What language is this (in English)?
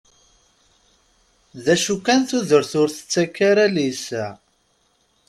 Kabyle